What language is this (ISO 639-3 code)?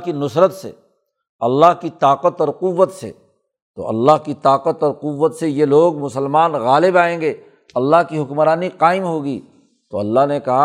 urd